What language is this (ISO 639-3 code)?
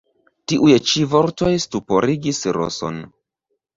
epo